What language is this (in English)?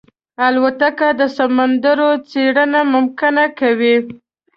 Pashto